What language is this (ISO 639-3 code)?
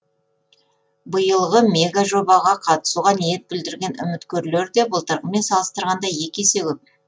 kaz